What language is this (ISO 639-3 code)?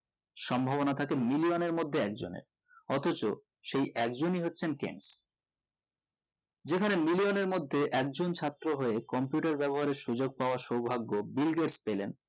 ben